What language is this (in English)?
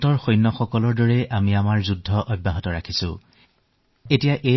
Assamese